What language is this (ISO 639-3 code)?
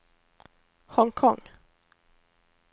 nor